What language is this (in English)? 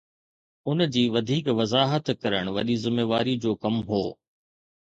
Sindhi